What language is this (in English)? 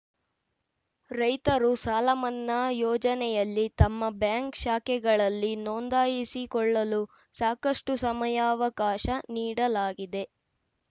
Kannada